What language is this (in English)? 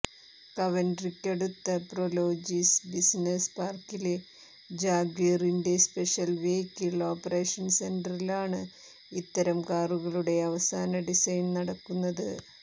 Malayalam